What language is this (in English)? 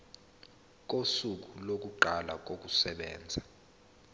Zulu